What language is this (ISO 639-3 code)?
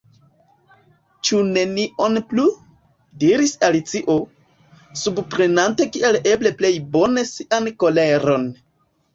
epo